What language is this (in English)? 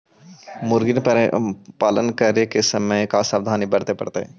Magahi